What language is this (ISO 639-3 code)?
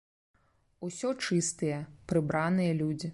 bel